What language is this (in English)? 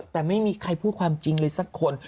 Thai